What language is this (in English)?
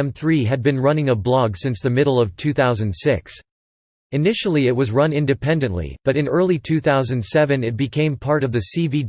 English